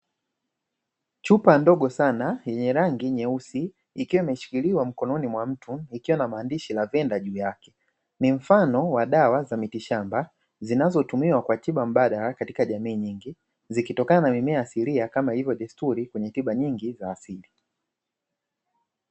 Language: Swahili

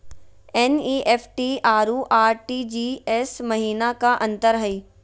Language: Magahi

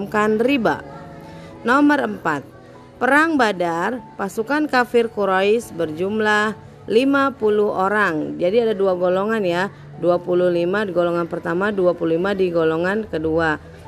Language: Indonesian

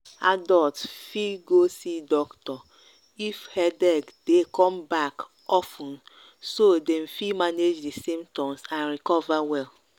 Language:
Nigerian Pidgin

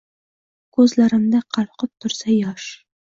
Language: Uzbek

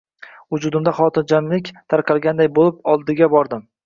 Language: Uzbek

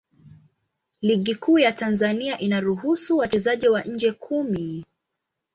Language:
Swahili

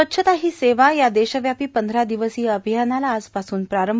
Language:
Marathi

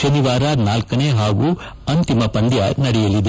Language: Kannada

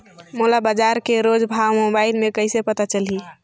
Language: Chhattisgarhi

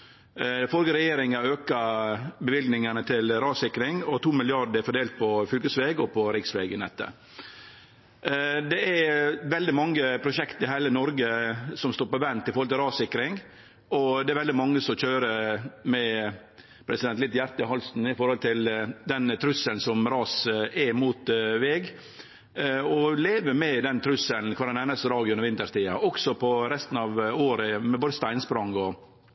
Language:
Norwegian Nynorsk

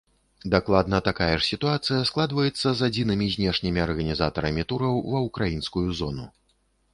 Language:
Belarusian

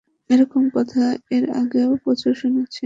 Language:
Bangla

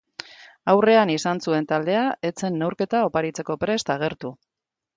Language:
Basque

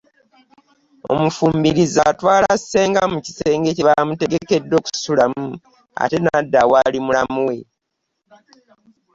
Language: Ganda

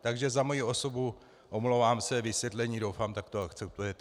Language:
Czech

